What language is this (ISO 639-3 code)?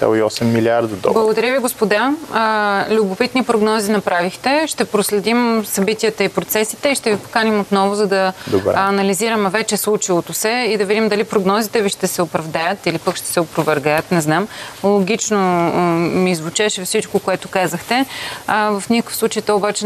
bul